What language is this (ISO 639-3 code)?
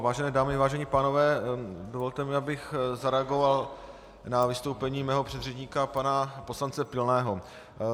ces